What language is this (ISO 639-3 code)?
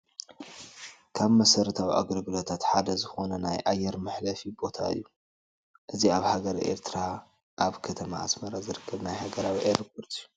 tir